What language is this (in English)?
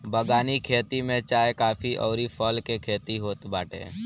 Bhojpuri